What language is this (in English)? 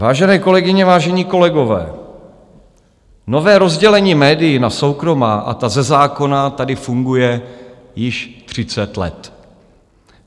Czech